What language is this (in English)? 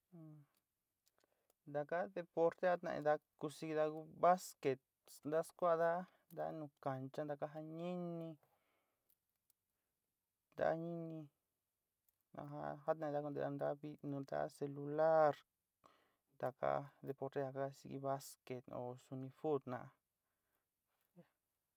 Sinicahua Mixtec